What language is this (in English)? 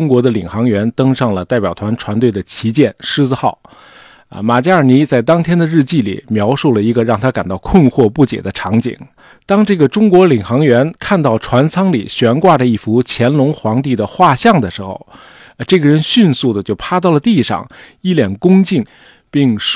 Chinese